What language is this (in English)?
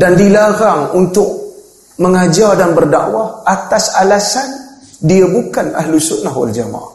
Malay